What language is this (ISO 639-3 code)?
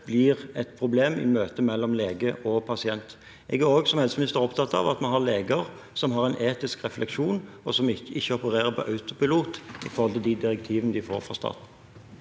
nor